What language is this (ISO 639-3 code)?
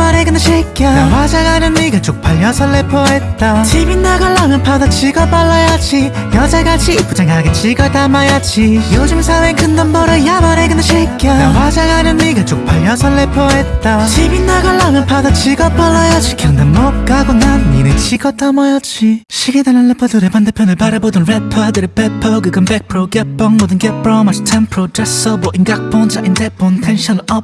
kor